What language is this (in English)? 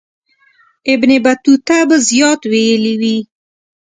Pashto